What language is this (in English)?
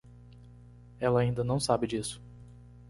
Portuguese